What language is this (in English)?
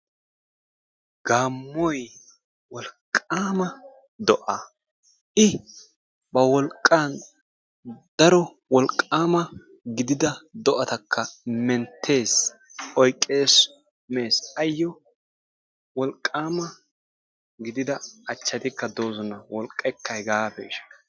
Wolaytta